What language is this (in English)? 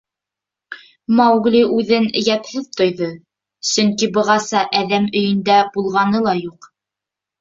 Bashkir